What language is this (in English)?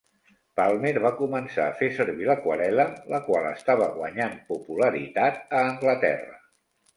Catalan